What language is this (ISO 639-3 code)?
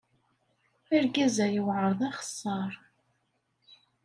kab